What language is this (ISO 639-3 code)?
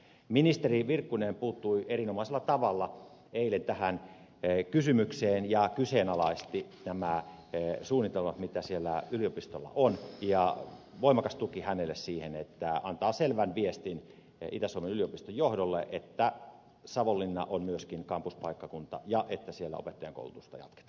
fin